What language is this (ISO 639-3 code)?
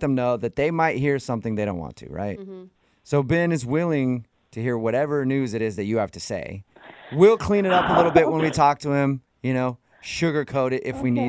eng